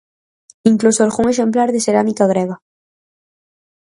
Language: Galician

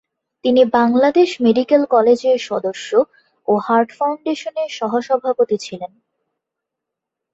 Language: Bangla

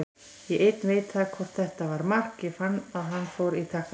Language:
Icelandic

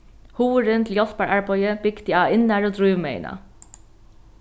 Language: Faroese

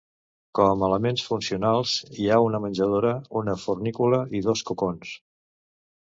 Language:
Catalan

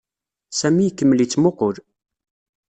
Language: Kabyle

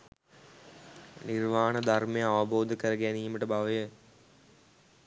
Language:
Sinhala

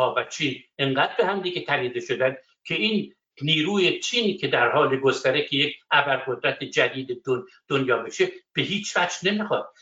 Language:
Persian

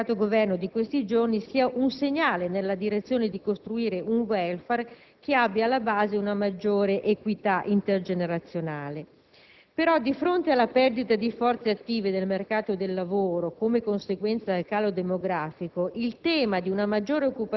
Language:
Italian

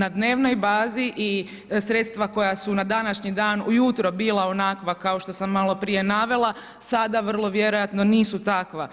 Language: Croatian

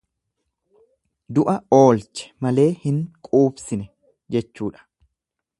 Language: Oromo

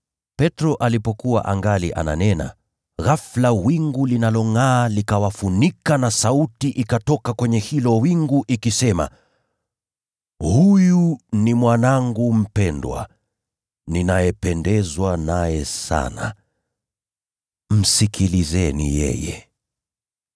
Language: Swahili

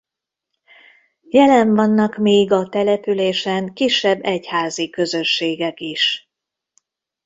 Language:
Hungarian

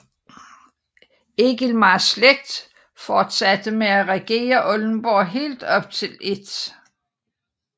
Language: Danish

